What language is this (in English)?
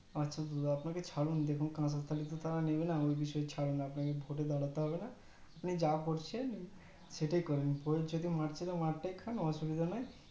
Bangla